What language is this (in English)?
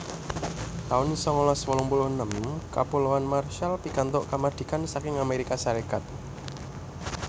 Javanese